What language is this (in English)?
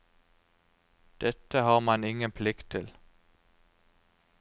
Norwegian